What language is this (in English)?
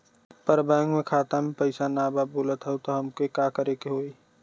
Bhojpuri